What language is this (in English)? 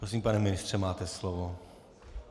Czech